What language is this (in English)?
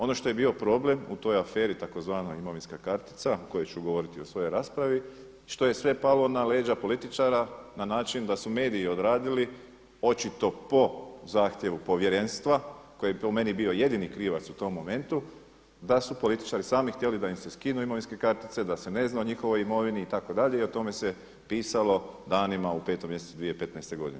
Croatian